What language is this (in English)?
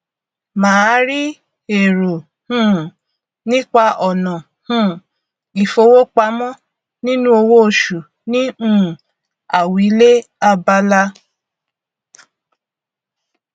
Yoruba